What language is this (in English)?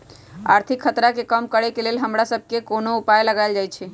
Magahi